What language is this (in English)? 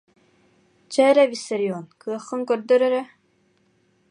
Yakut